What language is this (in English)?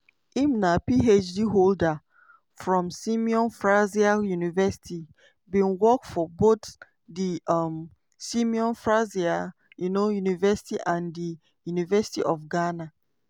Nigerian Pidgin